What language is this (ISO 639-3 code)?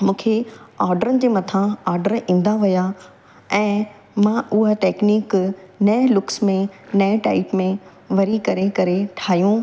snd